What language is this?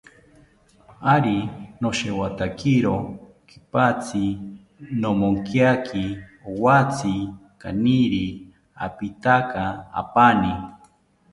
South Ucayali Ashéninka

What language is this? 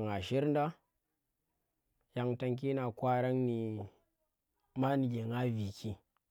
Tera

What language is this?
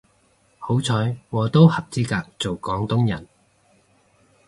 Cantonese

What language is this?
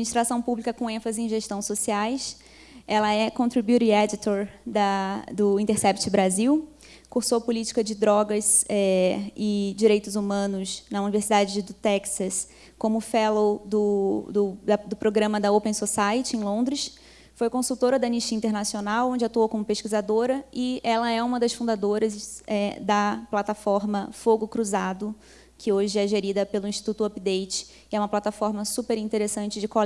Portuguese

